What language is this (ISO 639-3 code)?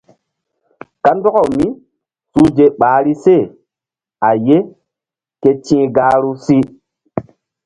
mdd